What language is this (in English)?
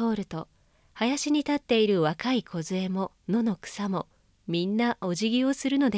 Japanese